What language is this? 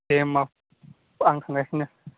Bodo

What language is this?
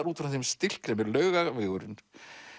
Icelandic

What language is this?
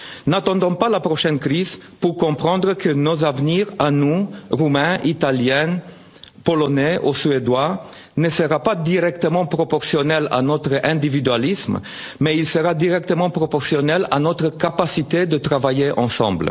French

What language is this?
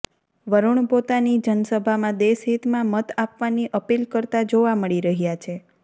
Gujarati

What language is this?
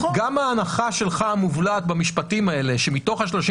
Hebrew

